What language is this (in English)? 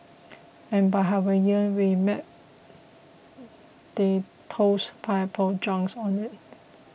English